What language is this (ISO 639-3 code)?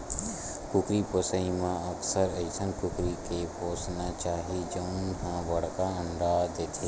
hne